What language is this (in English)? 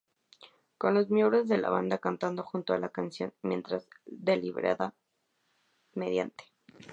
Spanish